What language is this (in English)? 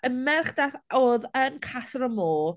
Welsh